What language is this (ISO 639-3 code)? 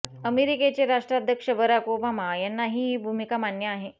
mar